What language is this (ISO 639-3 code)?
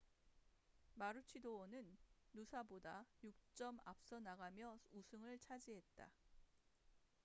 kor